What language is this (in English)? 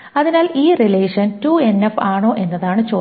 Malayalam